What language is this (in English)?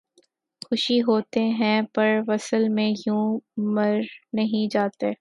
Urdu